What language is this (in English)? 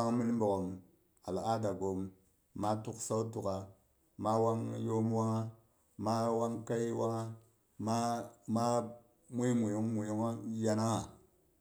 Boghom